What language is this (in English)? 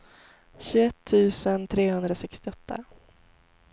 Swedish